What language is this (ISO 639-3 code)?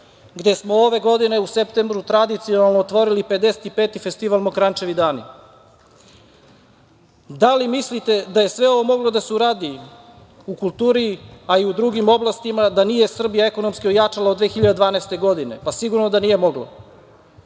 srp